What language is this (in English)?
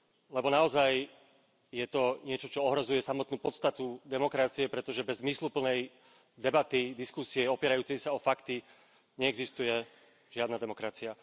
Slovak